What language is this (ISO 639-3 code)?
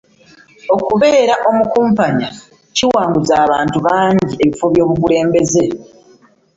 lug